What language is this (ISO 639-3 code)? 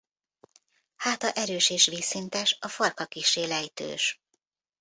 hun